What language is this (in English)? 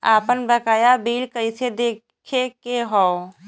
Bhojpuri